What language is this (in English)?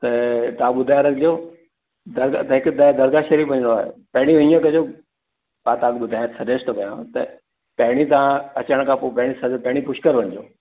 Sindhi